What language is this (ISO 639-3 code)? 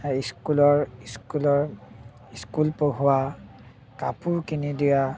asm